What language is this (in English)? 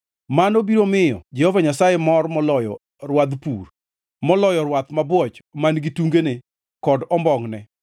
Luo (Kenya and Tanzania)